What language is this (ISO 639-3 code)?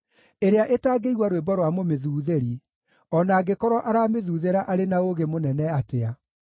kik